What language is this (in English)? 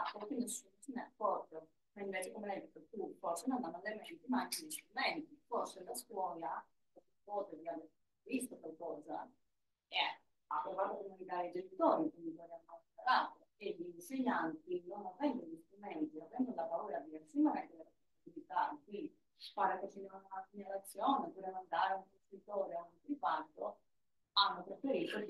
Italian